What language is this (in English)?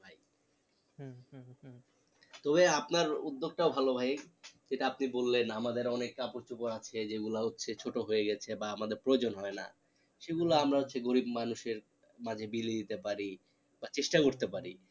Bangla